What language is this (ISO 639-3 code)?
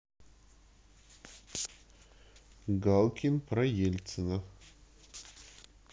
rus